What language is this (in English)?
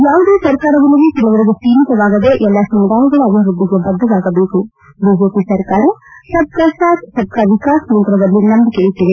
Kannada